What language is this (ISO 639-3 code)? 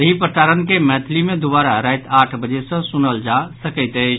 mai